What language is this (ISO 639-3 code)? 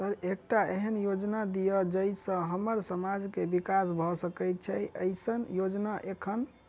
mai